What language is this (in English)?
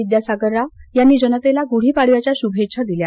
Marathi